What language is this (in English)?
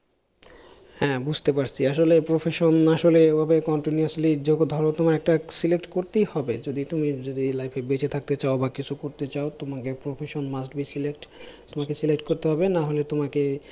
Bangla